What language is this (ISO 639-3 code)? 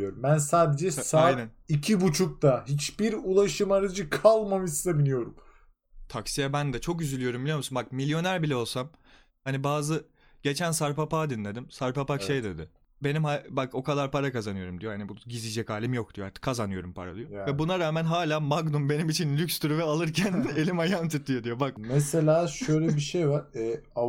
tur